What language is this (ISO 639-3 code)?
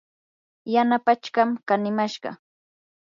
qur